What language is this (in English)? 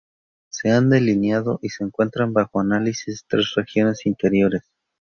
Spanish